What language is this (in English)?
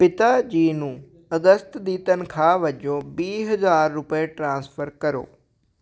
Punjabi